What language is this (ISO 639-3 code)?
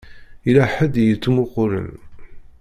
kab